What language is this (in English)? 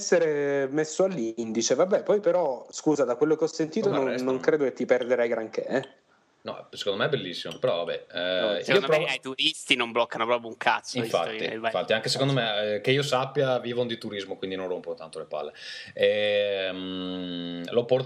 Italian